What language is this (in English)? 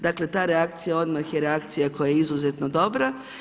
Croatian